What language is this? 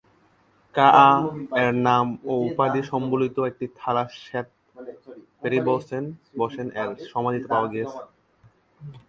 Bangla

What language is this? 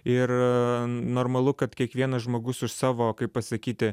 Lithuanian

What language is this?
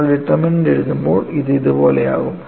Malayalam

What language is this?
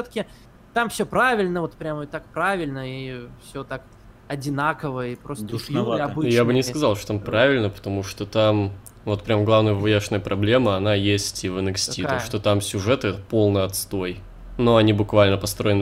Russian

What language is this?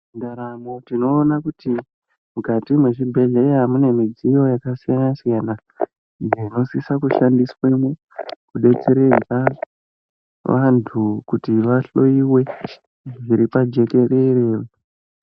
Ndau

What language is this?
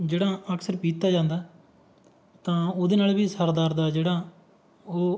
Punjabi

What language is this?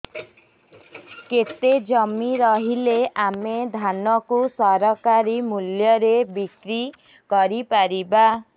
Odia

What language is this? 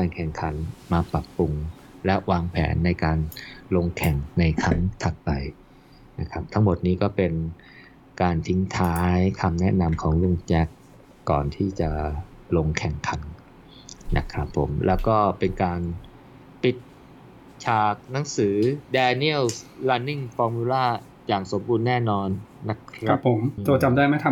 Thai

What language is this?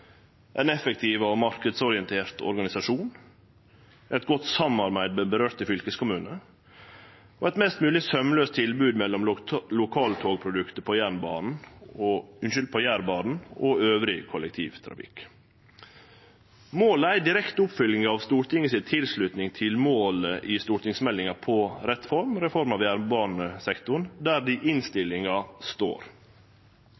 Norwegian Nynorsk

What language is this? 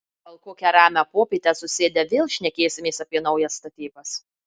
Lithuanian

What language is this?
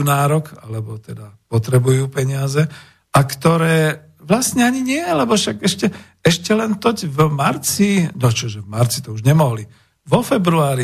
Slovak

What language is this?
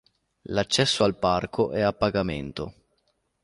Italian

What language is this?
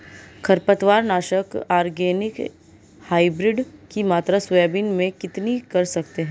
Hindi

